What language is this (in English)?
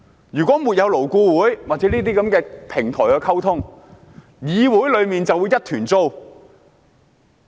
Cantonese